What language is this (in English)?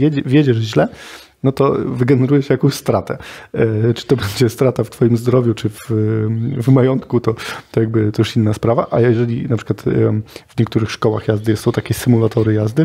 Polish